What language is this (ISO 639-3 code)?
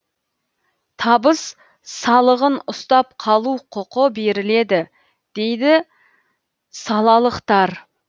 kaz